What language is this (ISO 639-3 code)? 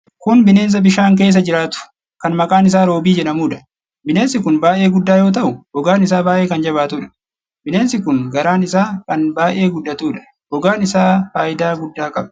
orm